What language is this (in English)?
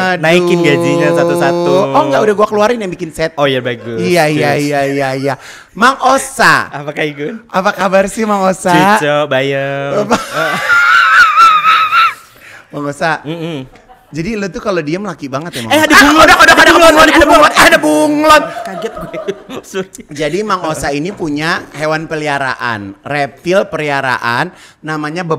Indonesian